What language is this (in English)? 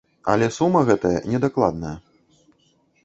Belarusian